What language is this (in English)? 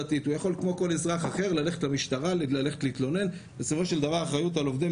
Hebrew